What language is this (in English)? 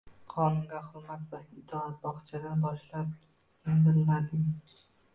Uzbek